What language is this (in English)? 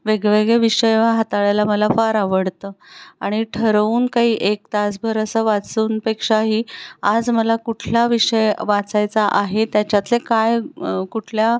Marathi